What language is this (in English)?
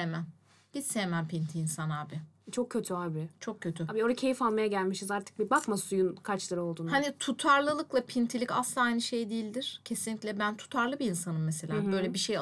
Turkish